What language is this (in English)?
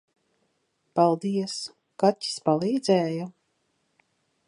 Latvian